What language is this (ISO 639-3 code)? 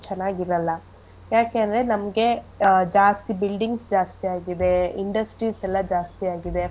kan